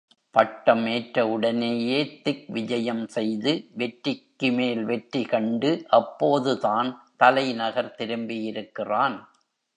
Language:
Tamil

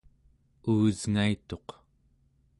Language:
Central Yupik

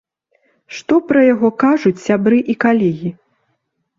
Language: Belarusian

